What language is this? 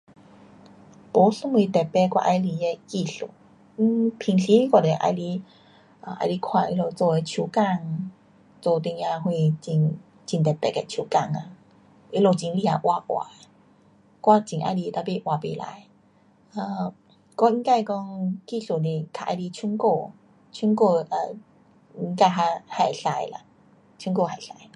Pu-Xian Chinese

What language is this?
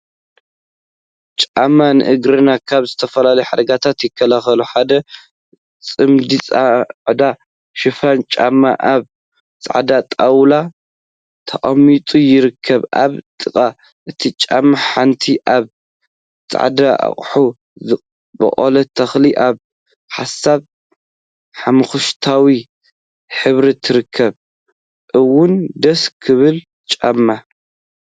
Tigrinya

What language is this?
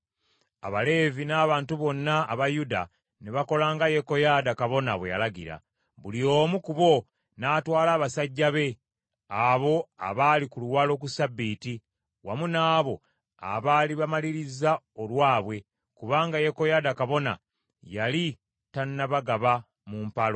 Ganda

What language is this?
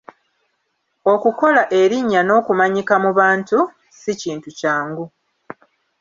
Ganda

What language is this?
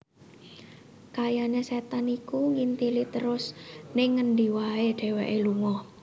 Javanese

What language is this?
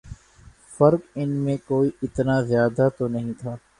Urdu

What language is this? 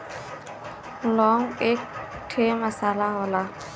Bhojpuri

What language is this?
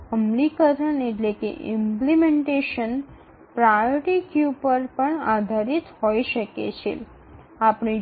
Bangla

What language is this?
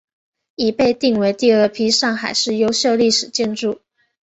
Chinese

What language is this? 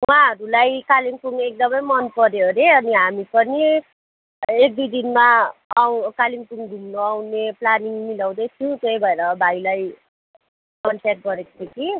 Nepali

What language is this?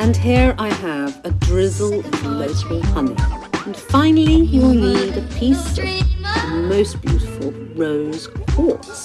English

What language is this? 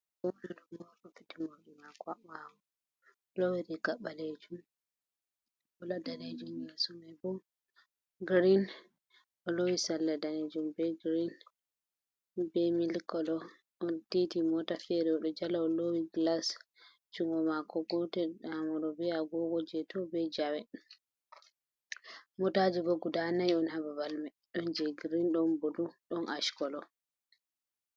Fula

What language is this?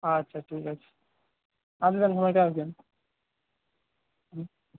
Bangla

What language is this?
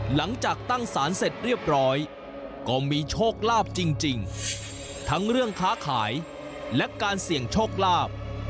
Thai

